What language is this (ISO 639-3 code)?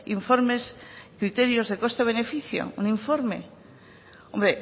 spa